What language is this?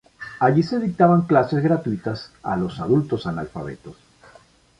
Spanish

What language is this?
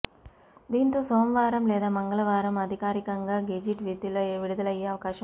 Telugu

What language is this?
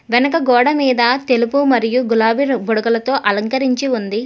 Telugu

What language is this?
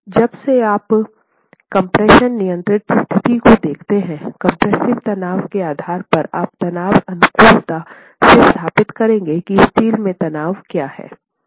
Hindi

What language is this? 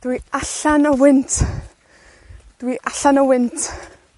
Welsh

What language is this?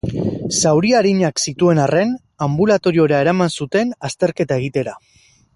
Basque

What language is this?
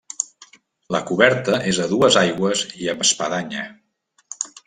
Catalan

